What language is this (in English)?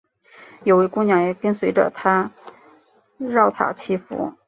Chinese